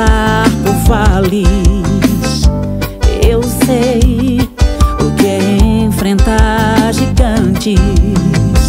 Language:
Portuguese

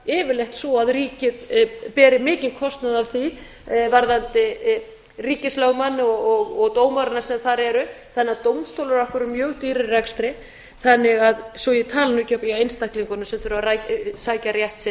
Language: Icelandic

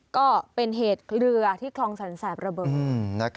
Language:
Thai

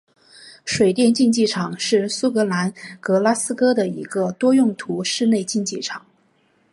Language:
Chinese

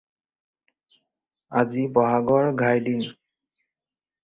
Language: Assamese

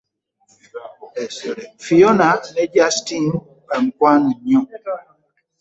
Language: Ganda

